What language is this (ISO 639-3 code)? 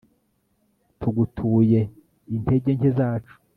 kin